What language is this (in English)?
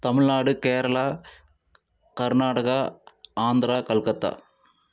Tamil